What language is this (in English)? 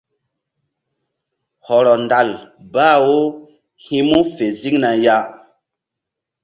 Mbum